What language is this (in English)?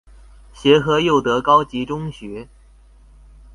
Chinese